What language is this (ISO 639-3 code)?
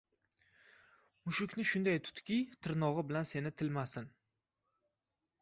uzb